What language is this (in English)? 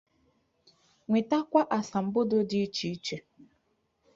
Igbo